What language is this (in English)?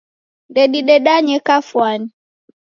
Taita